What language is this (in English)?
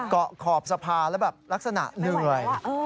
Thai